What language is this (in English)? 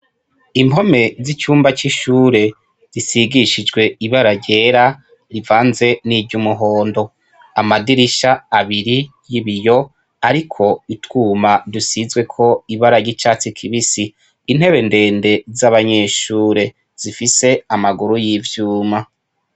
Rundi